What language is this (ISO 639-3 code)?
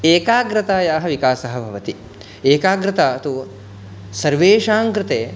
san